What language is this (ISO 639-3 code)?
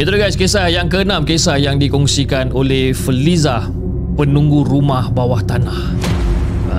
msa